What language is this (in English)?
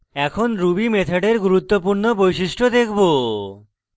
Bangla